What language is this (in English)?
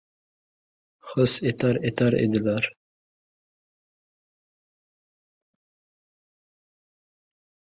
Uzbek